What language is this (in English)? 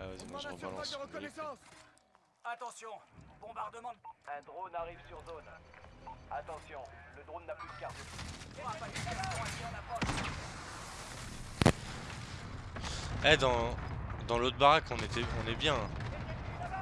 French